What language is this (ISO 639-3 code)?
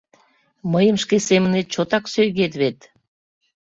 chm